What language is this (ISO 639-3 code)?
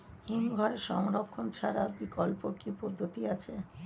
ben